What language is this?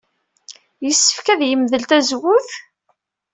Kabyle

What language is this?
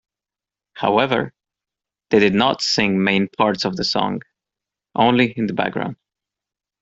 English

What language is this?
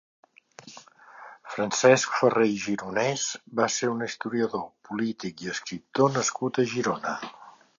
Catalan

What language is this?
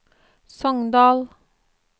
Norwegian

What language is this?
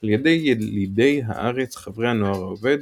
Hebrew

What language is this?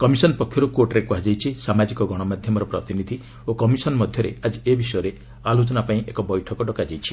Odia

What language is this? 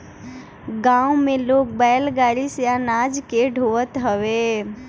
Bhojpuri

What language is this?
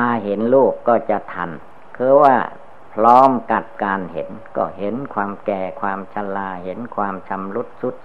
Thai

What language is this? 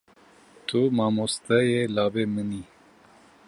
Kurdish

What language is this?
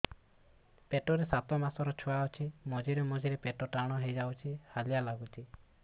Odia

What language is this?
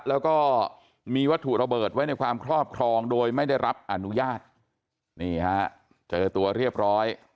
Thai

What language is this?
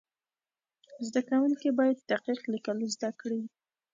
Pashto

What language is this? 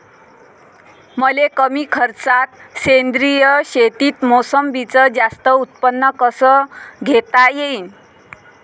Marathi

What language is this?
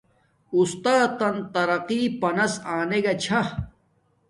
Domaaki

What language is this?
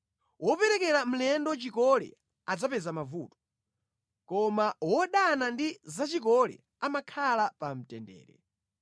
Nyanja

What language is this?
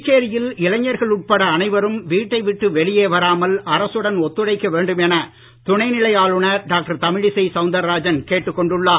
Tamil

